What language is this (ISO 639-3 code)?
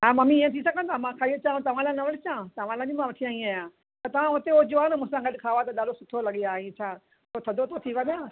snd